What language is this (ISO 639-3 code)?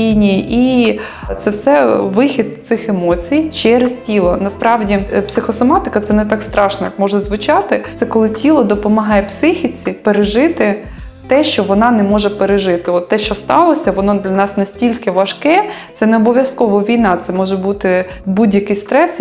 ukr